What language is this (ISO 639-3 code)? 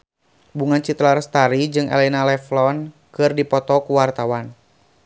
sun